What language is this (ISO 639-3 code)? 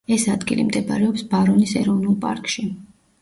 kat